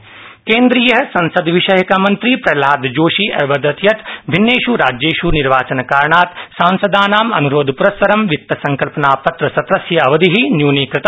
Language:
Sanskrit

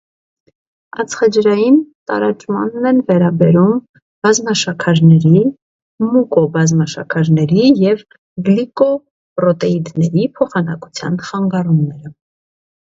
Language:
Armenian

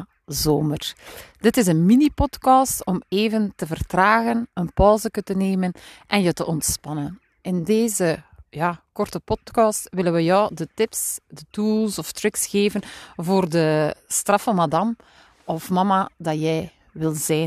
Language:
Dutch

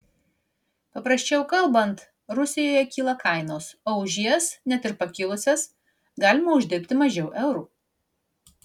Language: Lithuanian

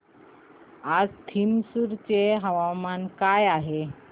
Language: Marathi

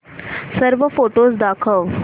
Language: Marathi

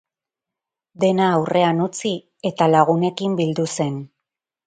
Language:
Basque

